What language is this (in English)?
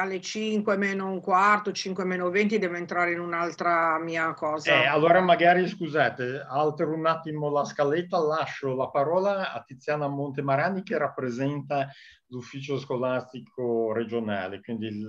Italian